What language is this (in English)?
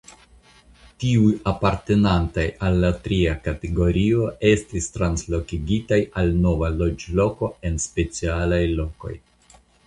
Esperanto